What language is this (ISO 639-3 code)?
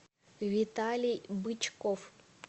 rus